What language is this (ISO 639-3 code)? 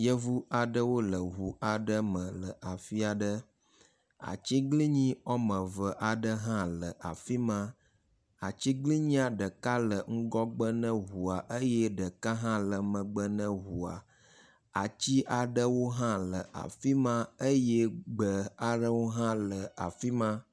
ewe